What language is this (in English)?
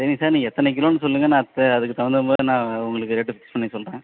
Tamil